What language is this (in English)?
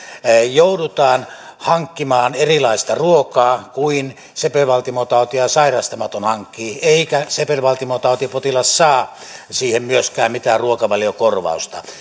Finnish